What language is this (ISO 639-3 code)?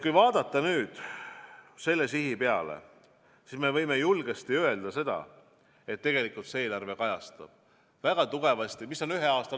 est